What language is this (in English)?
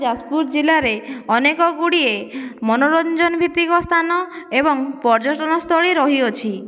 Odia